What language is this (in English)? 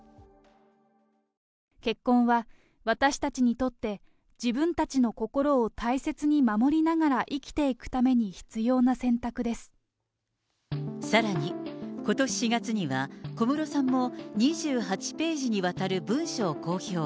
Japanese